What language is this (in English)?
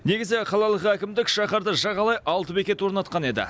Kazakh